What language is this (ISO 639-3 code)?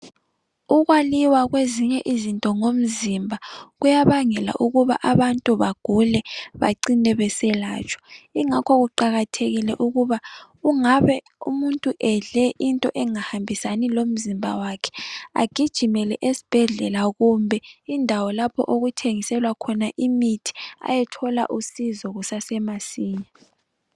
nde